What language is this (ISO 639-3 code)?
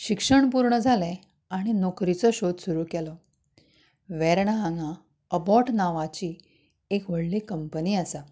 kok